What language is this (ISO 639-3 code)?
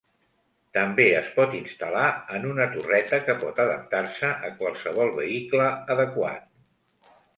cat